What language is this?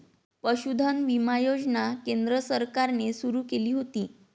Marathi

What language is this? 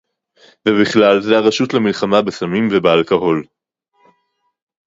Hebrew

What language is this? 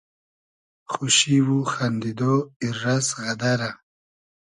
Hazaragi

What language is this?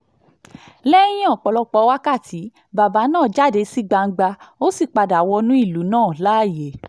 Yoruba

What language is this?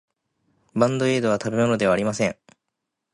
Japanese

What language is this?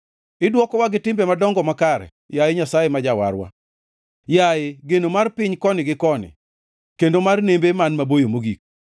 Luo (Kenya and Tanzania)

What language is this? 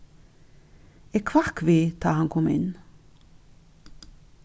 Faroese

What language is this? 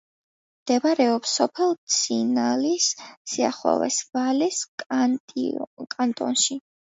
Georgian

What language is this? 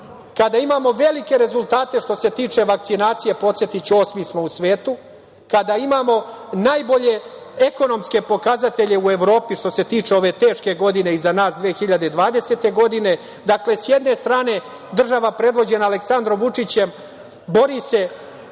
Serbian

